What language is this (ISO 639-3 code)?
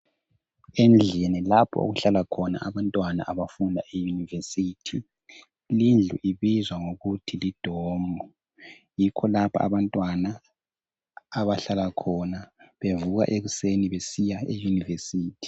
nde